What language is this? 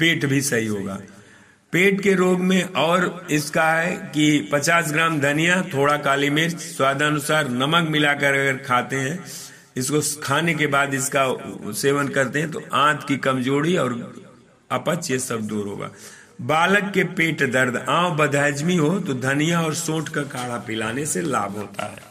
Hindi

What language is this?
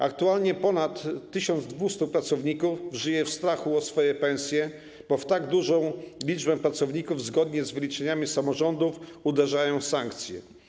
Polish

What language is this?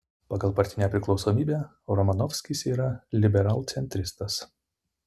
Lithuanian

